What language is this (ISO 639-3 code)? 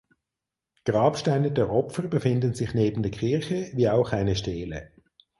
deu